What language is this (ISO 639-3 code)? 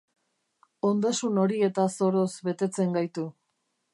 eus